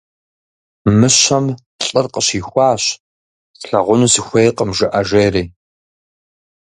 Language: Kabardian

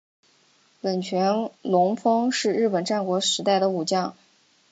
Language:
Chinese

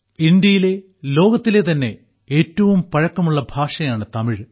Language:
Malayalam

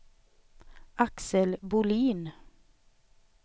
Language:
Swedish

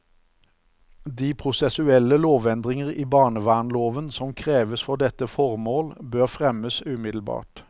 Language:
Norwegian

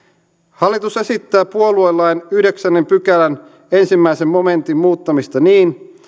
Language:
Finnish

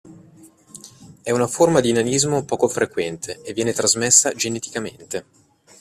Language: Italian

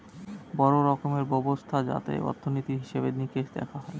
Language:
Bangla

